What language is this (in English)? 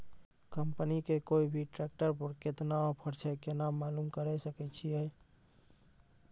Maithili